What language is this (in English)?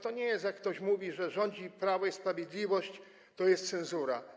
Polish